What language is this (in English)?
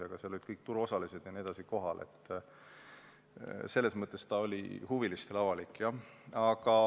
Estonian